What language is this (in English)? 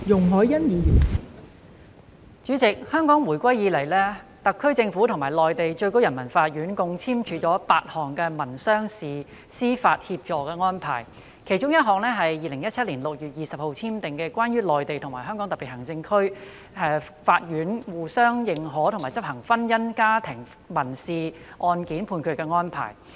Cantonese